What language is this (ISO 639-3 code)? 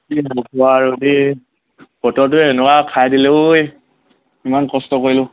asm